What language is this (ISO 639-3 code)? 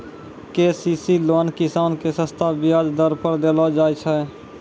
mai